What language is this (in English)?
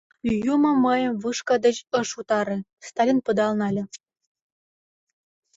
Mari